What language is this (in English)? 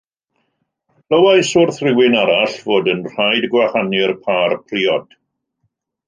Welsh